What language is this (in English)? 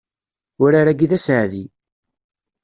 Kabyle